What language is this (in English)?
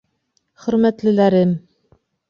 Bashkir